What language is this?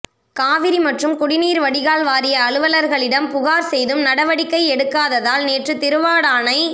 Tamil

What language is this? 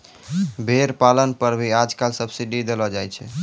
Maithili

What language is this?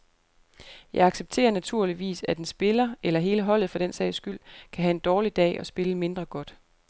Danish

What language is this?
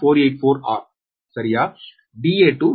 Tamil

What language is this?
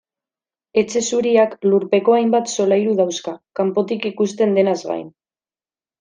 Basque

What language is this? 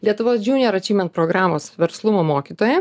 Lithuanian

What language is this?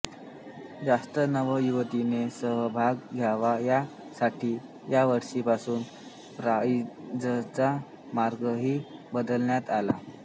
Marathi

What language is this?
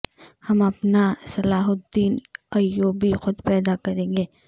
Urdu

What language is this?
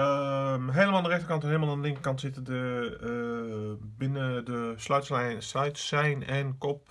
Dutch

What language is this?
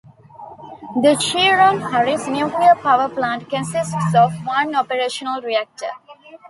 English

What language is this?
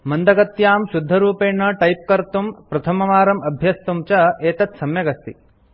Sanskrit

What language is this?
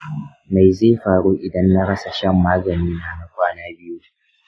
Hausa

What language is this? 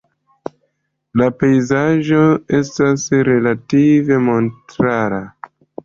Esperanto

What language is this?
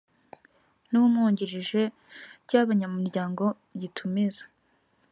Kinyarwanda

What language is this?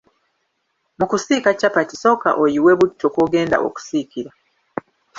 Ganda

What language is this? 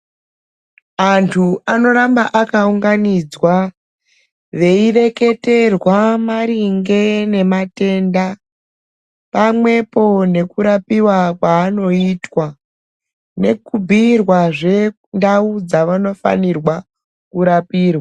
Ndau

